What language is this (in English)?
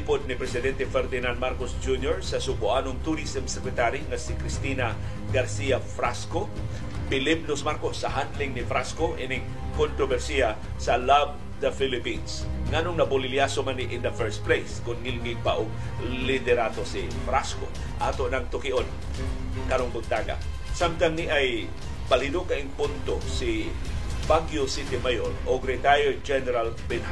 Filipino